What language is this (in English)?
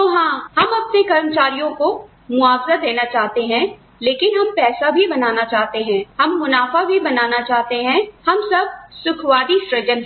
Hindi